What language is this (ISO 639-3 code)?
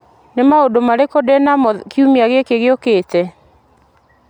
kik